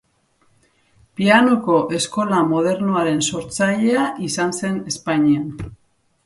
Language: Basque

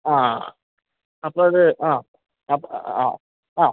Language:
Malayalam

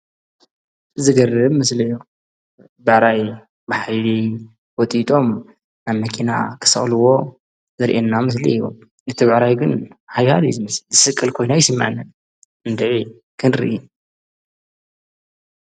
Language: Tigrinya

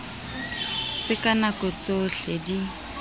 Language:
Southern Sotho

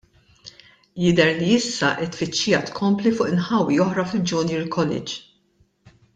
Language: Maltese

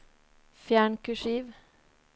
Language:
Norwegian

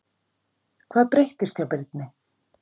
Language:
Icelandic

